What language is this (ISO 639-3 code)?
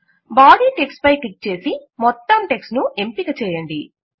tel